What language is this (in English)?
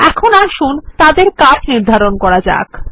Bangla